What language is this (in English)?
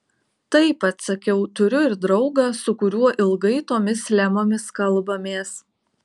Lithuanian